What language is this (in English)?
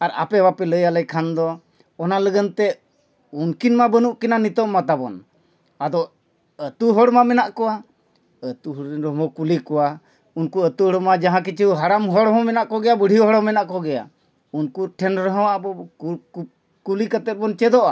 Santali